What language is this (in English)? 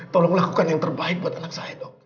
Indonesian